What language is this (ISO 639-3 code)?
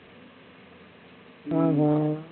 tam